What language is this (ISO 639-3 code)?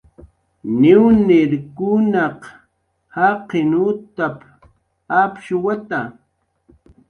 jqr